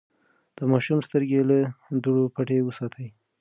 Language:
Pashto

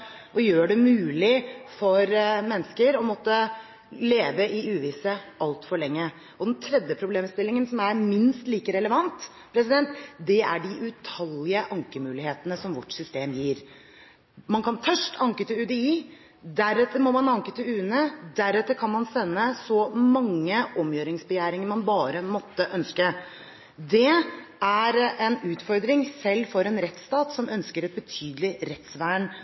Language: Norwegian Bokmål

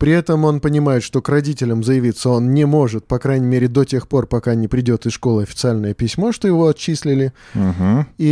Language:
Russian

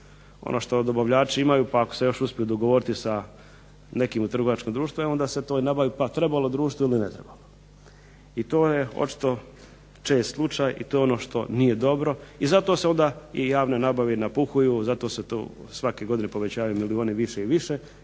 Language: Croatian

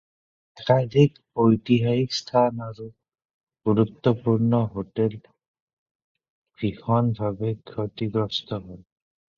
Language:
Assamese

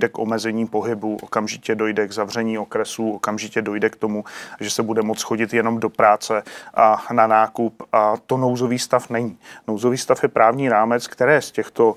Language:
Czech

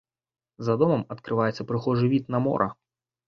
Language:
Belarusian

